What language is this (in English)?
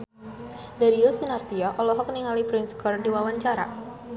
Sundanese